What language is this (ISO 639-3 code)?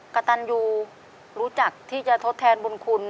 tha